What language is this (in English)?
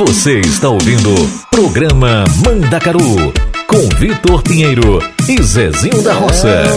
Portuguese